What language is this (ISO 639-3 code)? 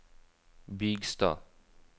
nor